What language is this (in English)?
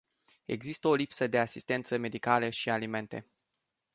Romanian